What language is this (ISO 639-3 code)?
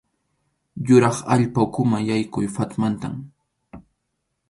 qxu